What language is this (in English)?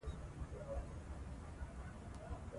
Pashto